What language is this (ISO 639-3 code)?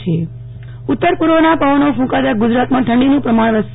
guj